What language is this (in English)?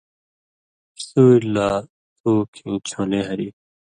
Indus Kohistani